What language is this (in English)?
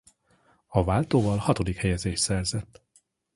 Hungarian